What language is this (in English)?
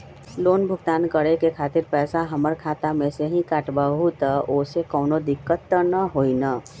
Magahi